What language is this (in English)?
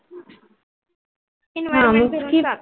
Marathi